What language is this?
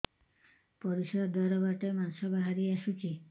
Odia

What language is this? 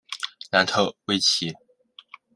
Chinese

